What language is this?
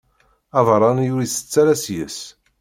Kabyle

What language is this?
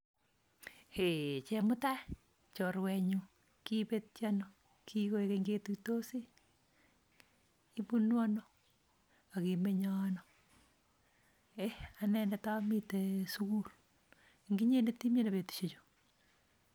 Kalenjin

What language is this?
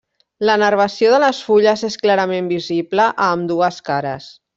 Catalan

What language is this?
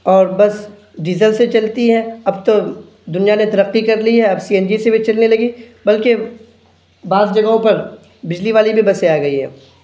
Urdu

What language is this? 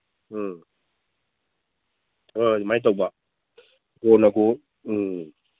Manipuri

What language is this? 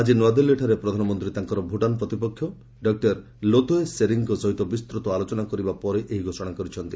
Odia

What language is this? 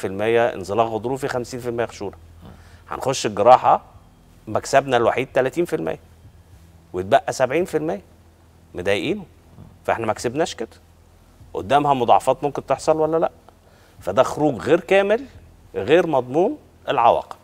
Arabic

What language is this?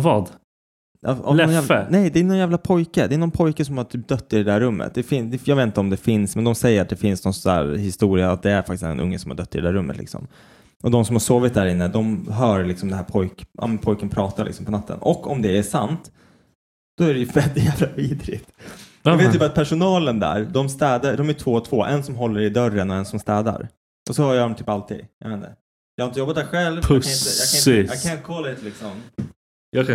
Swedish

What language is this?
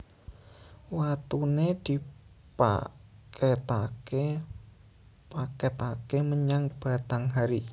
Javanese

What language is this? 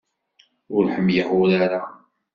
Kabyle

